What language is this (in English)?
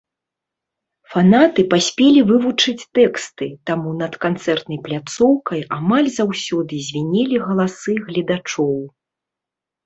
Belarusian